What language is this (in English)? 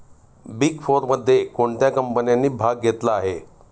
Marathi